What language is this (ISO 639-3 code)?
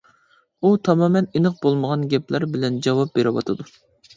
uig